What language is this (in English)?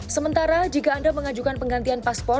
Indonesian